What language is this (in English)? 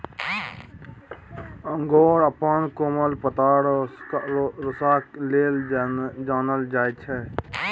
Maithili